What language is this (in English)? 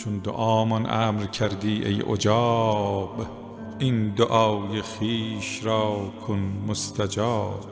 Persian